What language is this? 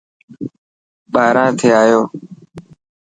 Dhatki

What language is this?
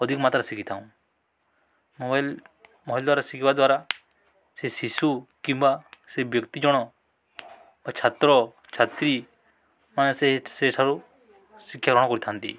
Odia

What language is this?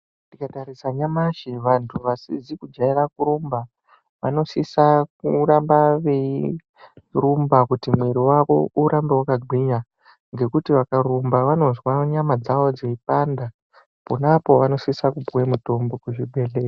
Ndau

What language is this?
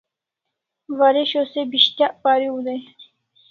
Kalasha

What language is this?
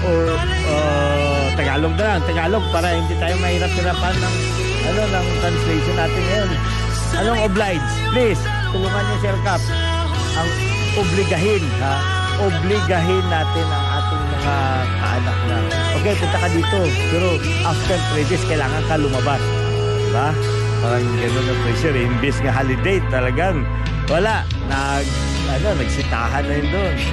Filipino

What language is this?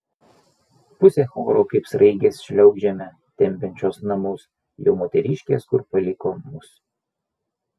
Lithuanian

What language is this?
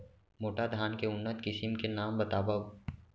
Chhattisgarhi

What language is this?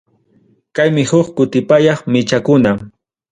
Ayacucho Quechua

